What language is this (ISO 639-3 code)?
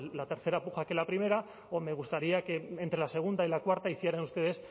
spa